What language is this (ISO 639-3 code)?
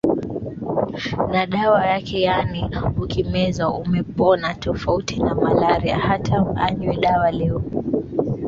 swa